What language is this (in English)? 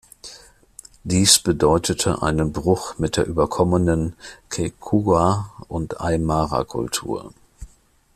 German